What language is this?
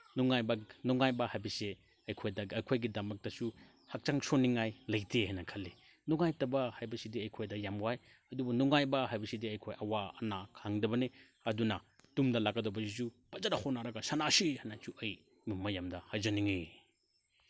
Manipuri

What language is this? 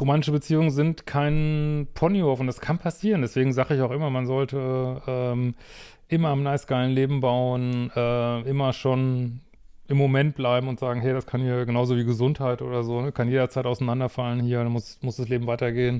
German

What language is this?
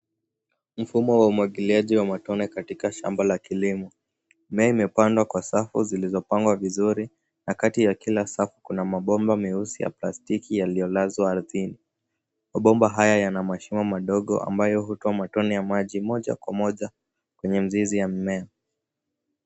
Swahili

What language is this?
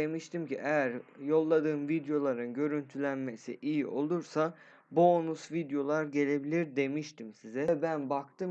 Turkish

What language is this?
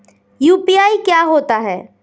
Hindi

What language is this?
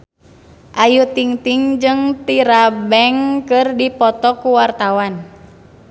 Sundanese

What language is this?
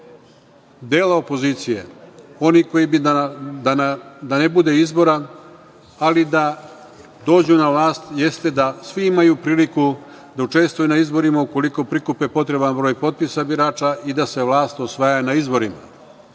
Serbian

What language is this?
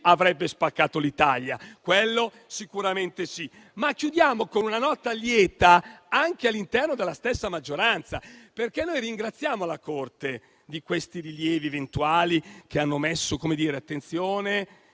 Italian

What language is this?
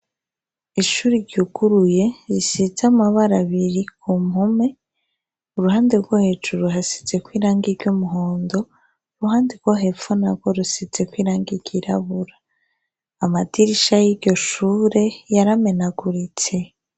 Rundi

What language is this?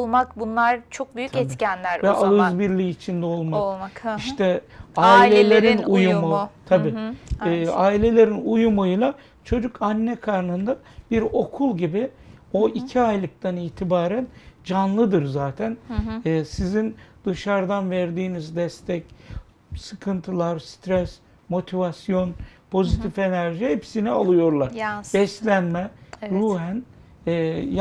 Turkish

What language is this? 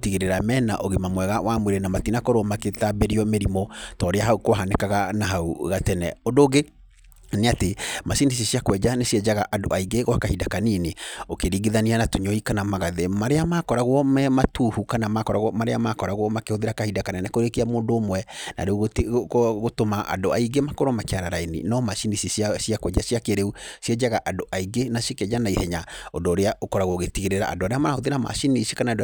Kikuyu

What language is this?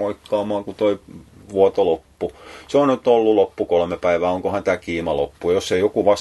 Finnish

